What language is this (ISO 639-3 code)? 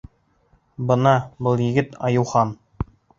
bak